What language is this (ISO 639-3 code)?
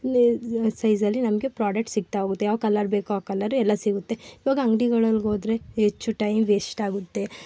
kan